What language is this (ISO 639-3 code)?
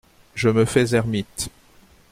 fra